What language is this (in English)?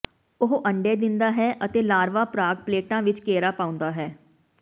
Punjabi